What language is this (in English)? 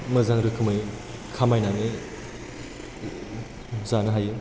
Bodo